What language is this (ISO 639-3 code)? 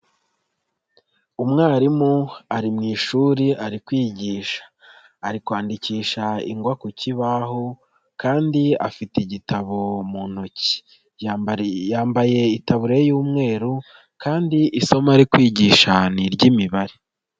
kin